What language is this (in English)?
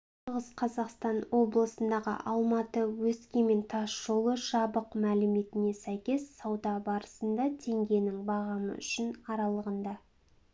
Kazakh